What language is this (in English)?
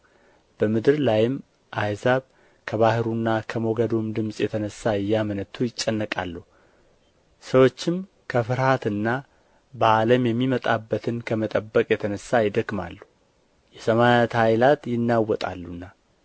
Amharic